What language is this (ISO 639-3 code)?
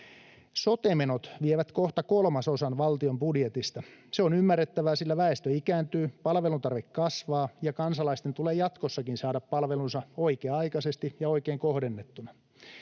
fin